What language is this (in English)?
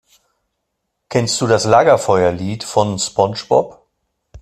German